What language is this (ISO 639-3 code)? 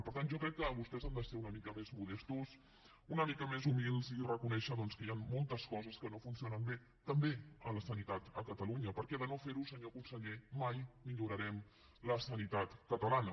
cat